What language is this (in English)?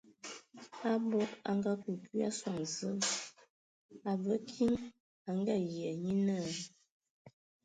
Ewondo